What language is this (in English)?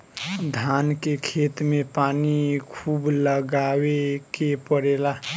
Bhojpuri